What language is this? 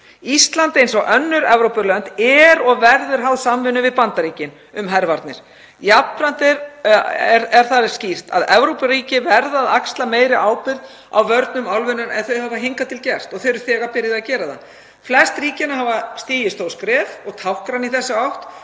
Icelandic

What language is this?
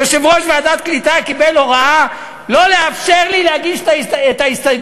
Hebrew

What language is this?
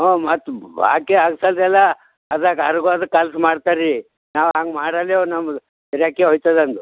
Kannada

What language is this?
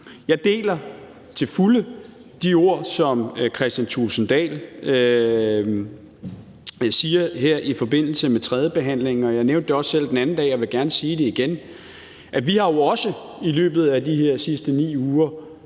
Danish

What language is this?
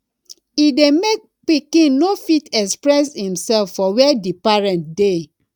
Nigerian Pidgin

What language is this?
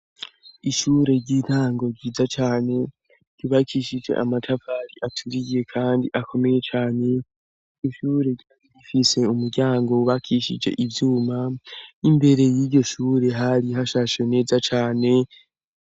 Rundi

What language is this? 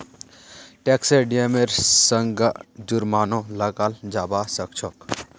Magahi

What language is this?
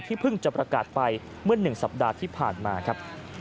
Thai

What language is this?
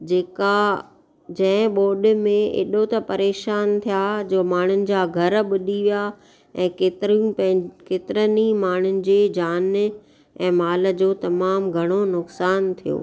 Sindhi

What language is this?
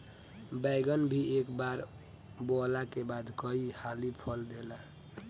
Bhojpuri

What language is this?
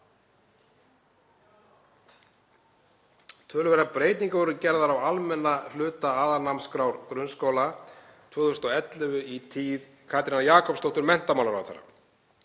Icelandic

